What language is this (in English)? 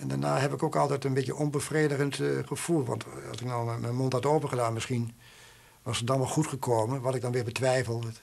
Dutch